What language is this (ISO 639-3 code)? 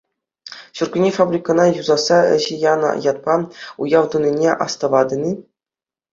chv